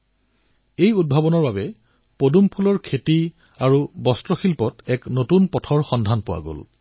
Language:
Assamese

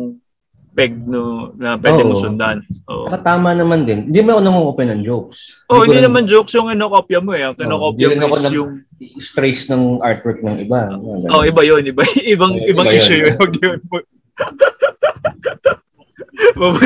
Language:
Filipino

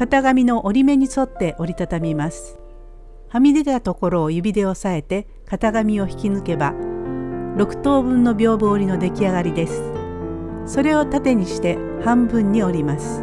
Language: Japanese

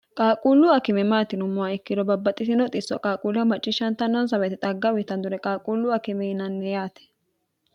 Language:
Sidamo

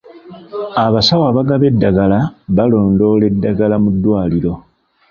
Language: Ganda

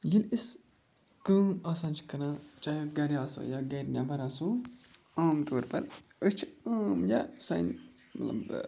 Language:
Kashmiri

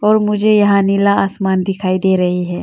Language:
Hindi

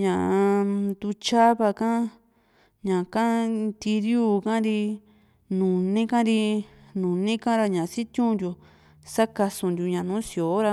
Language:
Juxtlahuaca Mixtec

